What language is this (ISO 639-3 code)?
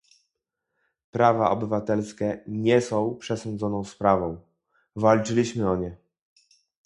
pol